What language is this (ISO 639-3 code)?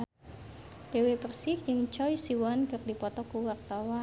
sun